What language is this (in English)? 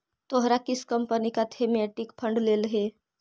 Magahi